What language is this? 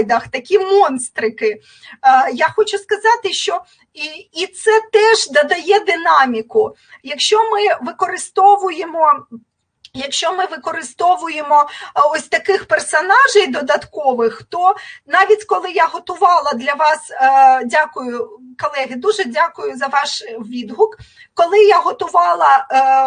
Ukrainian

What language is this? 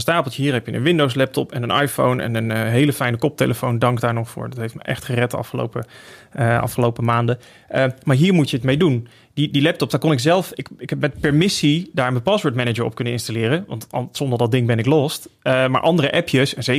Dutch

